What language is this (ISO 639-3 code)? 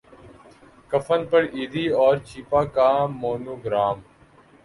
urd